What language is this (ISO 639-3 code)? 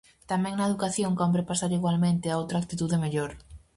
glg